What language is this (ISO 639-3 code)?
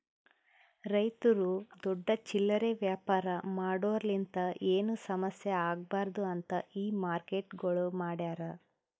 kan